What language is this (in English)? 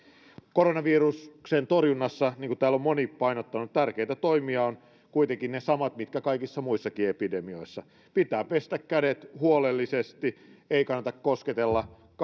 Finnish